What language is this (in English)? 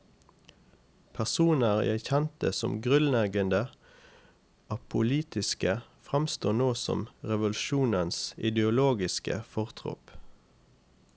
Norwegian